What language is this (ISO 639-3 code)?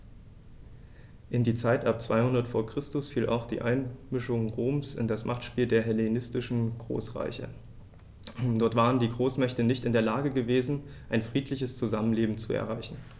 deu